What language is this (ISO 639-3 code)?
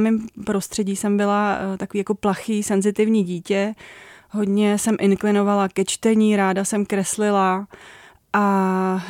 ces